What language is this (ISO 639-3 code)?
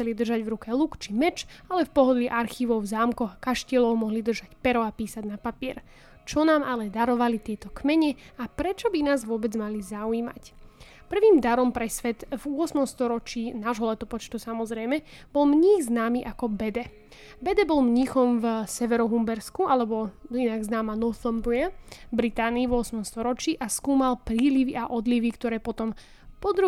slk